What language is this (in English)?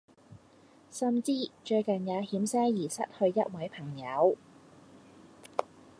Cantonese